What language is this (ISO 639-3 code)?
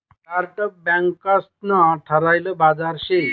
mar